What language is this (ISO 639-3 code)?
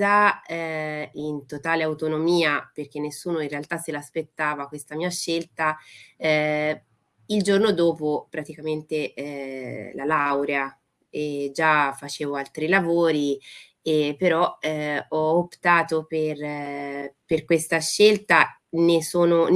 ita